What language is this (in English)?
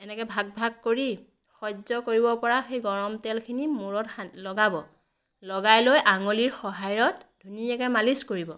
Assamese